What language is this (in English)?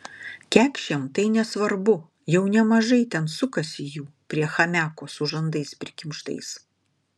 Lithuanian